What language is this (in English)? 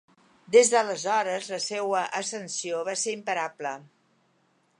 Catalan